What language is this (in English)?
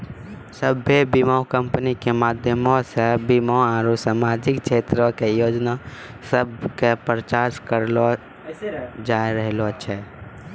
Maithili